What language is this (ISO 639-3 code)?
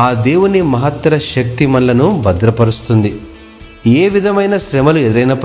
tel